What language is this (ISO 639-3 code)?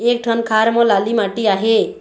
hne